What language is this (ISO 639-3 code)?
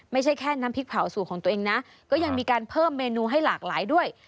tha